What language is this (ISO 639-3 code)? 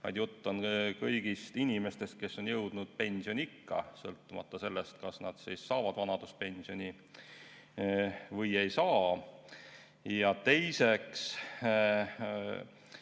est